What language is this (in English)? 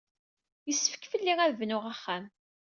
Kabyle